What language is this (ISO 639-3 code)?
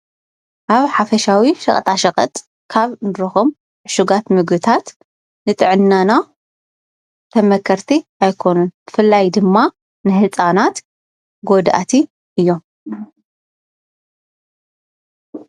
tir